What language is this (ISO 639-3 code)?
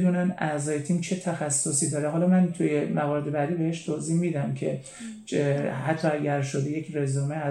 fas